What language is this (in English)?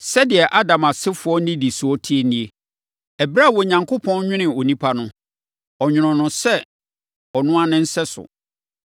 Akan